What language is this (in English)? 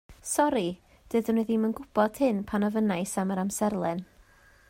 Welsh